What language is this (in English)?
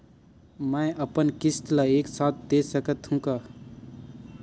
Chhattisgarhi